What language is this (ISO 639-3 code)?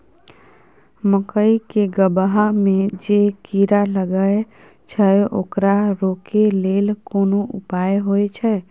mai